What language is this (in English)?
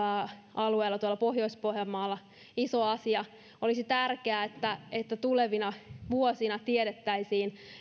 Finnish